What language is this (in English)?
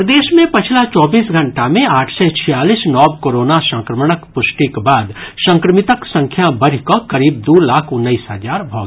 Maithili